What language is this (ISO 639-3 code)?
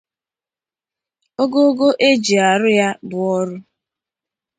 ibo